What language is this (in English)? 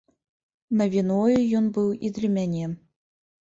Belarusian